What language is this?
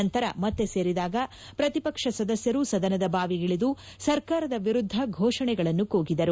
Kannada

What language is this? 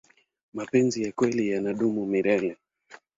Swahili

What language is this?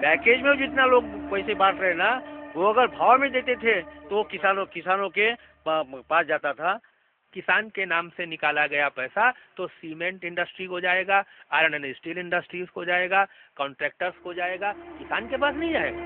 Hindi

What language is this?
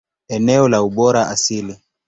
Swahili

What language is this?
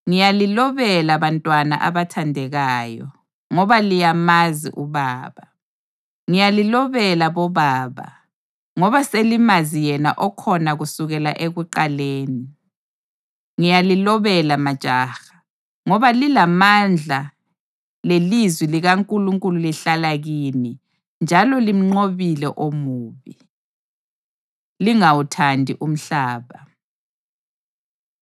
North Ndebele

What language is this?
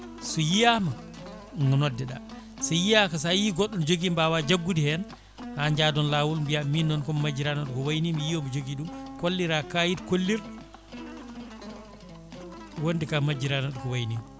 Fula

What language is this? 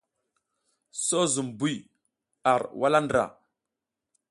South Giziga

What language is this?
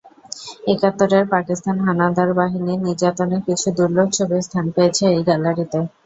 Bangla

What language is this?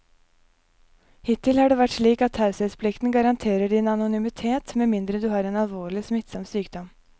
Norwegian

